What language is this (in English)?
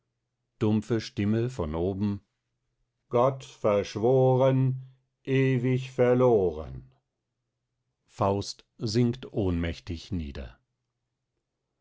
German